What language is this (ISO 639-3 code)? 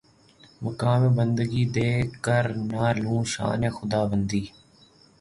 urd